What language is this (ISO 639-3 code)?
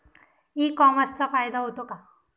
mar